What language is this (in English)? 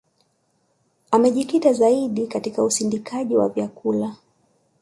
Swahili